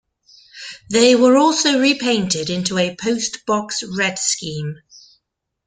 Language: English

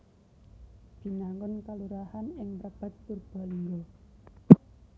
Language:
Javanese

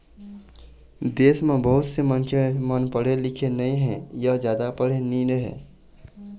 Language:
Chhattisgarhi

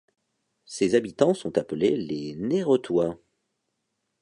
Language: French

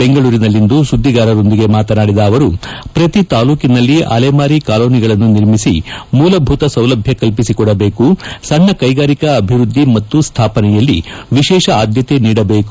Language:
Kannada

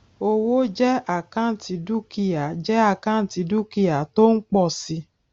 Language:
Yoruba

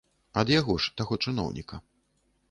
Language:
Belarusian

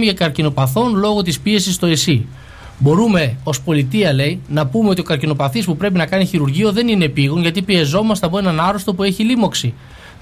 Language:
Greek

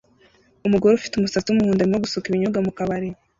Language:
Kinyarwanda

